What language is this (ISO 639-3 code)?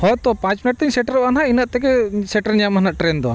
sat